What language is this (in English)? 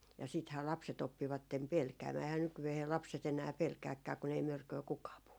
Finnish